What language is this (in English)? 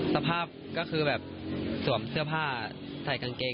Thai